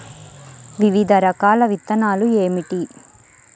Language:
Telugu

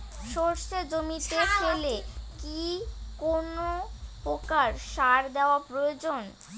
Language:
Bangla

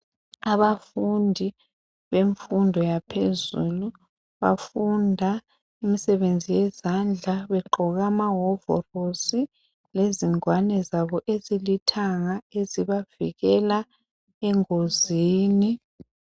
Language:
North Ndebele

